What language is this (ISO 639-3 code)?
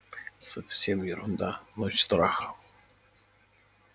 rus